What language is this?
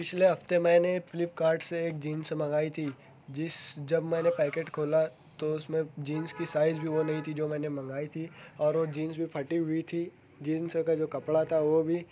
Urdu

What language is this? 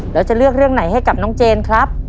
Thai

